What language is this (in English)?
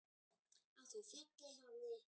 Icelandic